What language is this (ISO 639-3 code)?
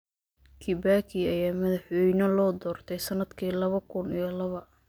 som